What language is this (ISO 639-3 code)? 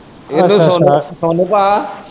pan